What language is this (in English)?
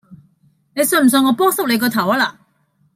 Cantonese